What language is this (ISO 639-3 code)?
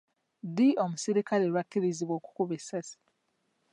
lug